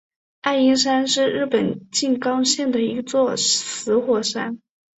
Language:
Chinese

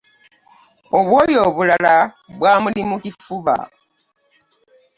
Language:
Ganda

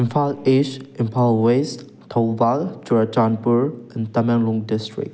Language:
Manipuri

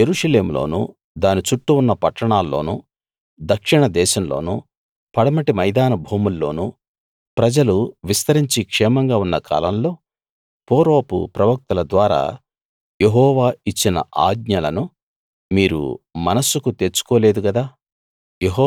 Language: Telugu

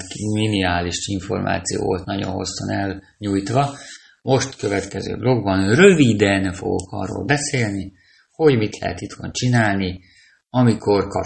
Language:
Hungarian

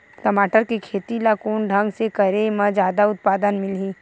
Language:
Chhattisgarhi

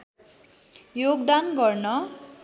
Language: Nepali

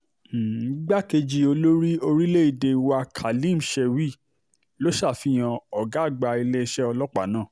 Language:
Yoruba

